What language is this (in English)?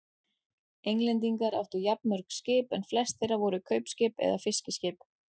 Icelandic